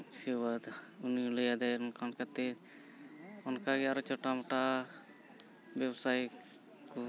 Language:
Santali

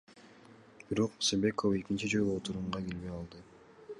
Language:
Kyrgyz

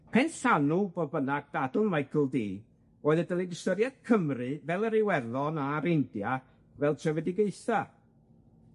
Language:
Welsh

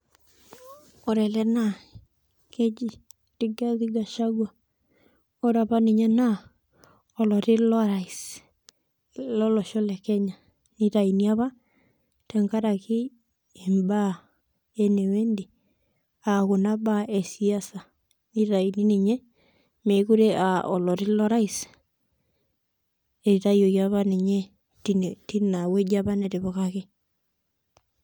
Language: Masai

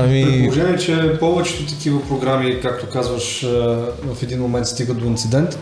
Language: Bulgarian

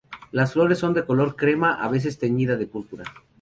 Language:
Spanish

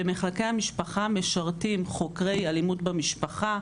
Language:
Hebrew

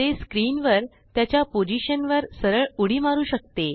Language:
Marathi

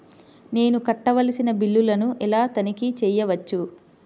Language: Telugu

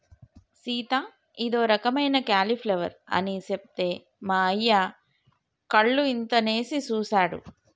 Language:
Telugu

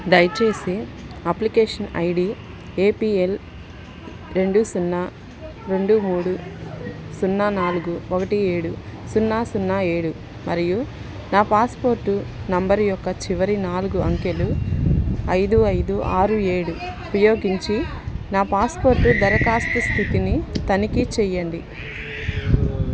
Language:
Telugu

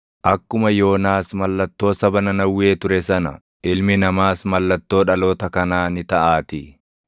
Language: Oromo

